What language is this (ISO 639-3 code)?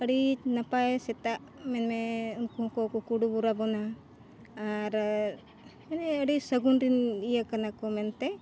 sat